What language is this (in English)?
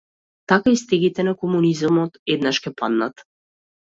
Macedonian